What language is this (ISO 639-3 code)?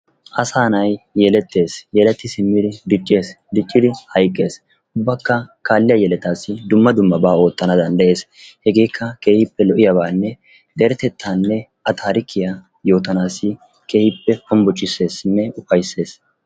wal